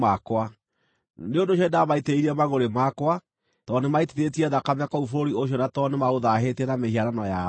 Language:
Kikuyu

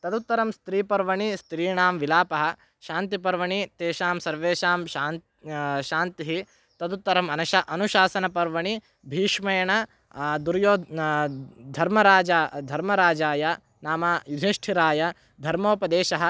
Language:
Sanskrit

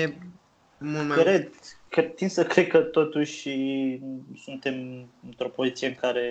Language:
Romanian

